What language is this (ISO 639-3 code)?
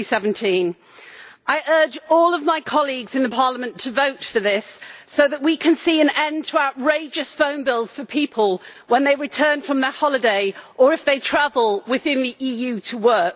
eng